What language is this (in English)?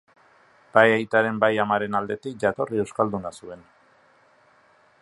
Basque